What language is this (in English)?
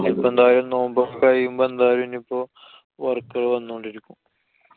Malayalam